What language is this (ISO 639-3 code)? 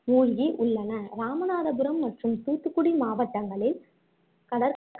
tam